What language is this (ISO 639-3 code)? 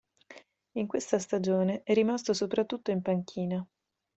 ita